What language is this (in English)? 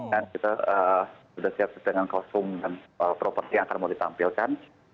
Indonesian